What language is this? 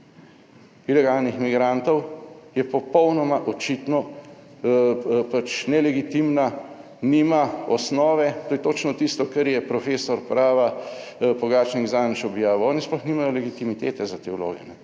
Slovenian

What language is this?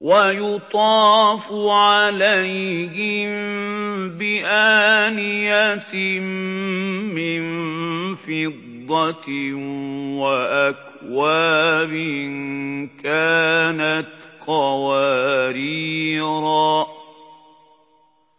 Arabic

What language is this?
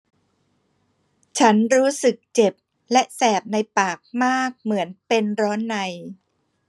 Thai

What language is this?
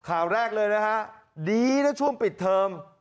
Thai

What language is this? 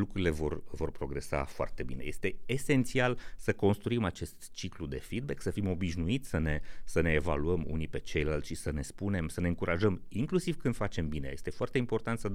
Romanian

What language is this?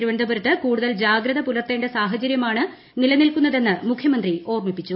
Malayalam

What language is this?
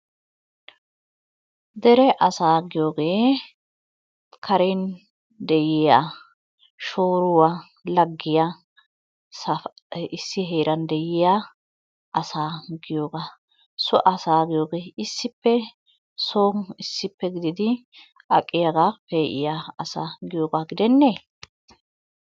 Wolaytta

